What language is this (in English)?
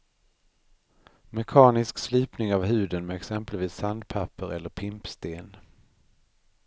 Swedish